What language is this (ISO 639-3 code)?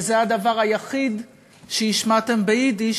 heb